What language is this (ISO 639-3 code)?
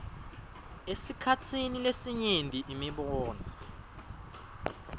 ssw